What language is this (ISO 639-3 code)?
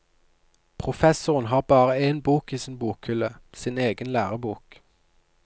nor